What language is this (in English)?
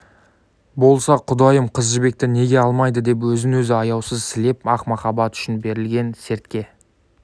Kazakh